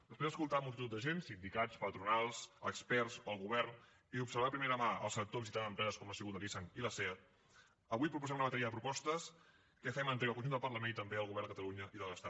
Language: Catalan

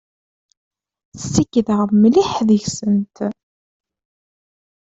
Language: Kabyle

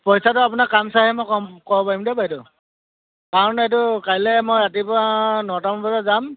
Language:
Assamese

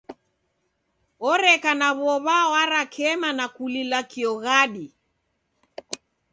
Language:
Taita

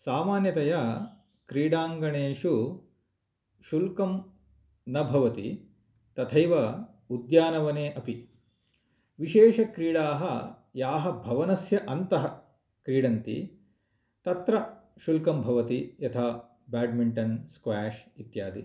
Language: Sanskrit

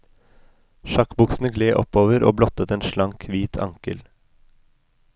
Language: Norwegian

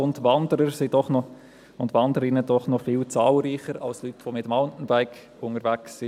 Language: Swiss German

